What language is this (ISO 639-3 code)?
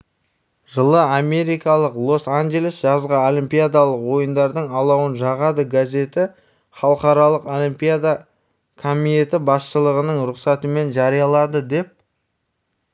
kaz